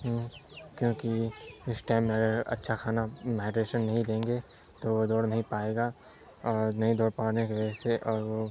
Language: Urdu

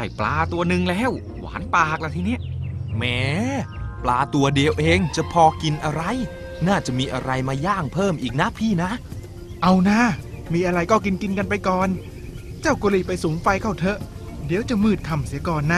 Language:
Thai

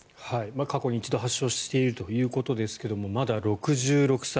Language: Japanese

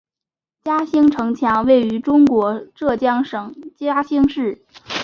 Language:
Chinese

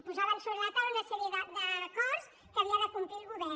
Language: Catalan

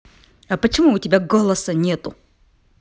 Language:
Russian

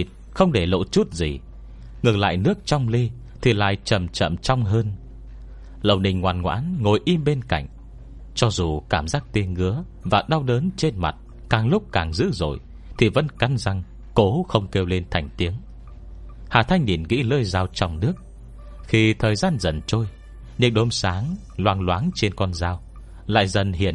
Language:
Vietnamese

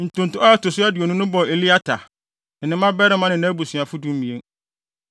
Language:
Akan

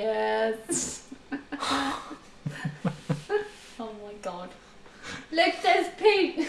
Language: English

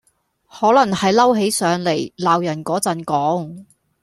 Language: Cantonese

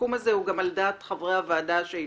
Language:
Hebrew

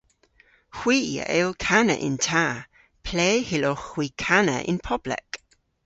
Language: Cornish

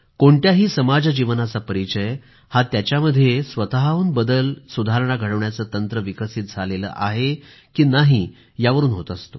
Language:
Marathi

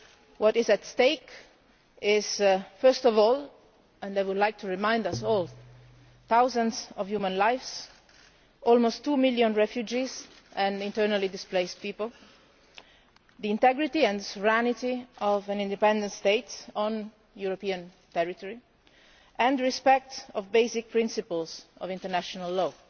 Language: English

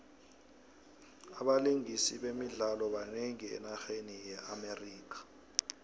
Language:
South Ndebele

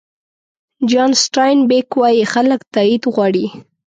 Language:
Pashto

